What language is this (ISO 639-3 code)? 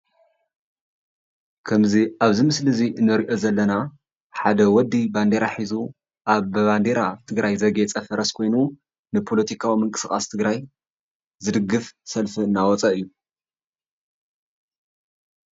tir